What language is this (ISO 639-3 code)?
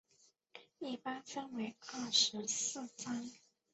zho